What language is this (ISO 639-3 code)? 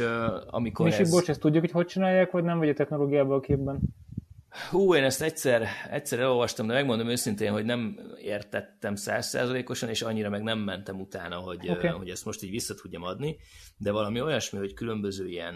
hun